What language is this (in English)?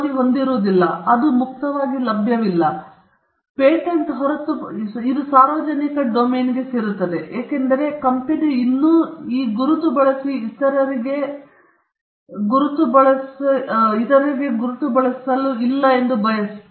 Kannada